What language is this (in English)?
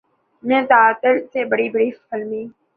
Urdu